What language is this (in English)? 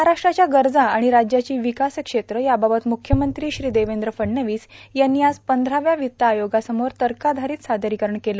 Marathi